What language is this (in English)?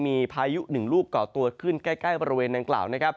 Thai